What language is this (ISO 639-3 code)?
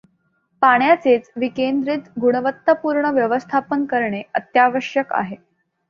mar